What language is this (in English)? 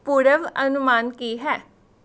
Punjabi